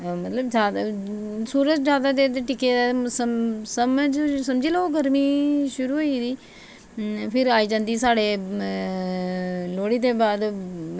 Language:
Dogri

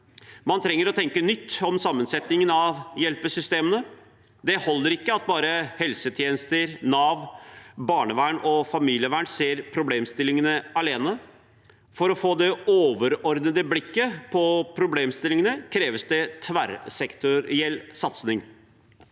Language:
Norwegian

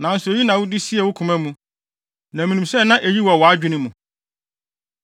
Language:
Akan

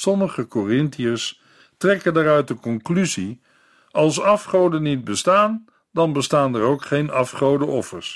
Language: Dutch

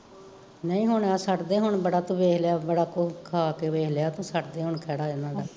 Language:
Punjabi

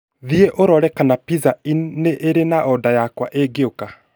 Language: Kikuyu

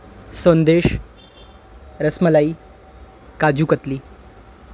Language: Urdu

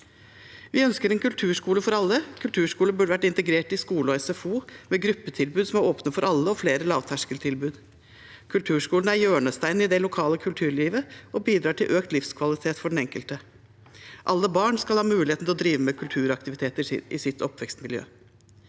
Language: Norwegian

